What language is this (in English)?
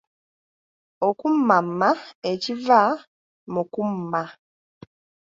Ganda